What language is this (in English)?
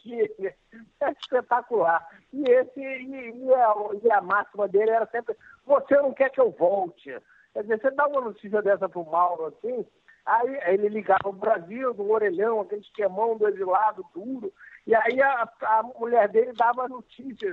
Portuguese